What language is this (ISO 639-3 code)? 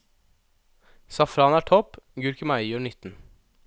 nor